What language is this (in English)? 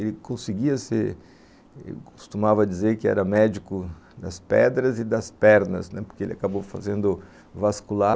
Portuguese